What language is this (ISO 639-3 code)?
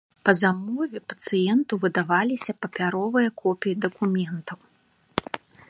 bel